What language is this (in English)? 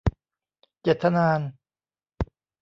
Thai